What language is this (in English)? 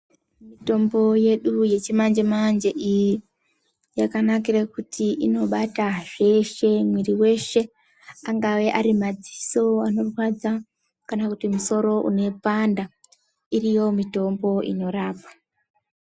Ndau